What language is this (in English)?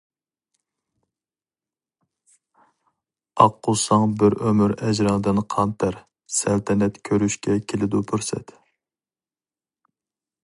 Uyghur